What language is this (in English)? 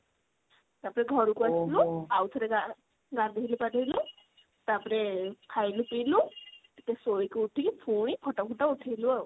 Odia